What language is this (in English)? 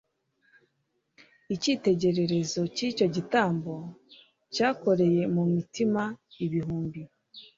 Kinyarwanda